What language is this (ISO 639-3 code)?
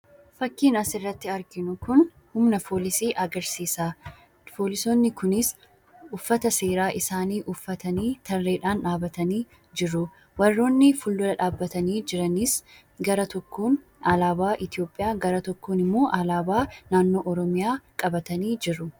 orm